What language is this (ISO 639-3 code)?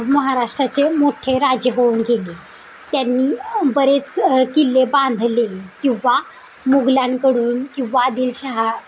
mar